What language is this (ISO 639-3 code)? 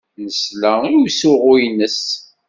kab